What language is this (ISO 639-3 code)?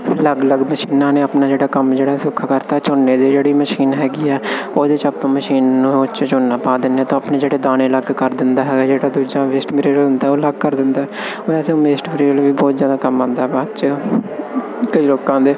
pan